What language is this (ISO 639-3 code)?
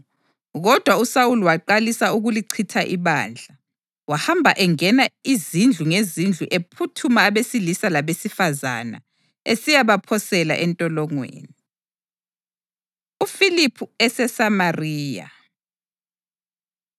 nde